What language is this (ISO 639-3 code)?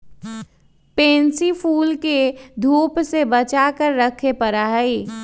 mag